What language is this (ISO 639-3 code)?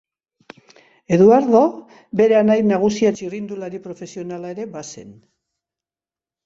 eus